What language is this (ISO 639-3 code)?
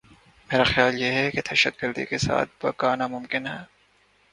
urd